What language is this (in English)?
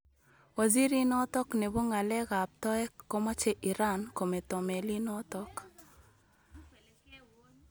Kalenjin